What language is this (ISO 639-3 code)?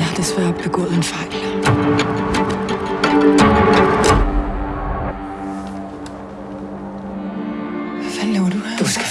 dan